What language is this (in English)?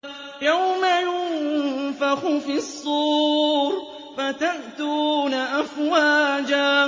Arabic